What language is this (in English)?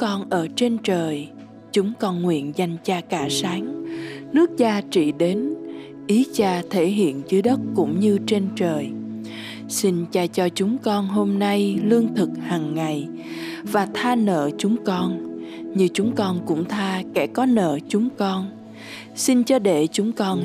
Vietnamese